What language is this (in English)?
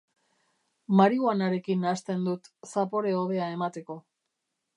Basque